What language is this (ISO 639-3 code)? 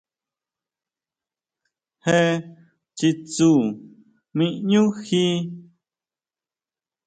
mau